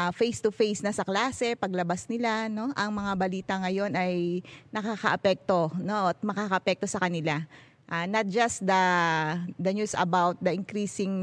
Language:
Filipino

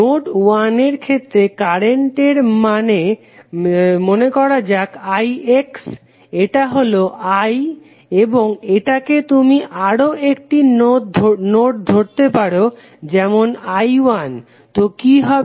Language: Bangla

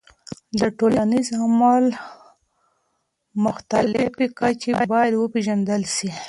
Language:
Pashto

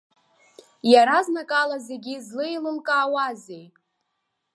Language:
Abkhazian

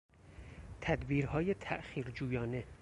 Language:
Persian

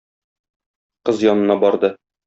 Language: Tatar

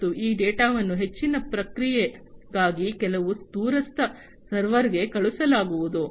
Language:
Kannada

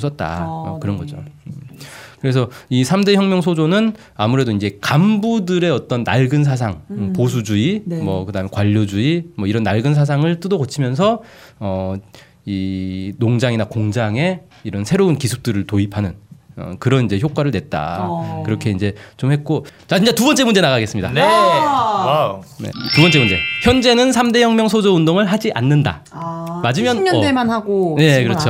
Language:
Korean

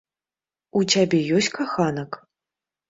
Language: Belarusian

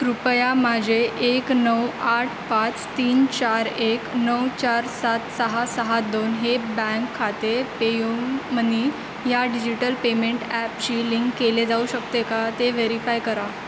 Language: Marathi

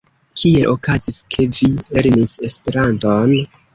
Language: Esperanto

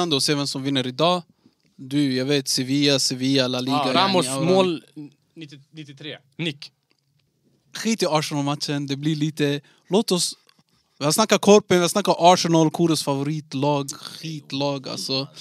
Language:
Swedish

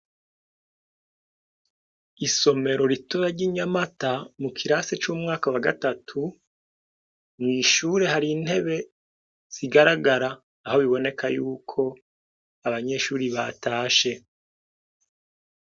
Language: Rundi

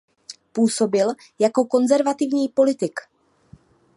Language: Czech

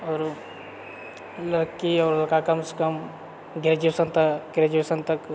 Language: Maithili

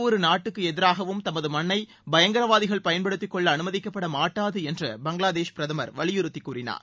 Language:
Tamil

